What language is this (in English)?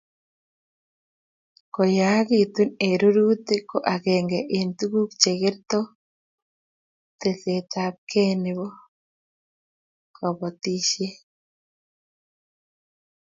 Kalenjin